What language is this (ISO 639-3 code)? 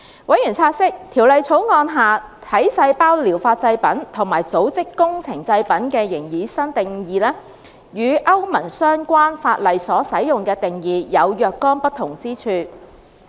yue